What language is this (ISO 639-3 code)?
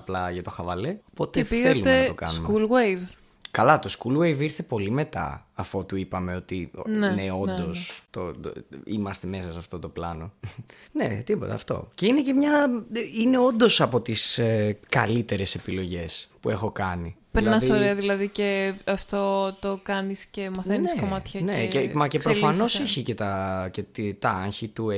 ell